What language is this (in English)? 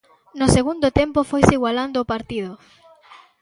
Galician